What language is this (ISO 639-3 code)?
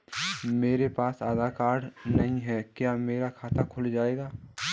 hin